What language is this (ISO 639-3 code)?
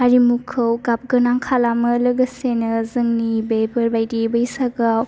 brx